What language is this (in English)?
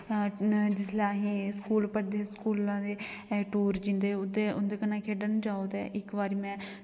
Dogri